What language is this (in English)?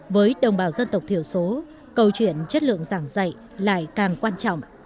Vietnamese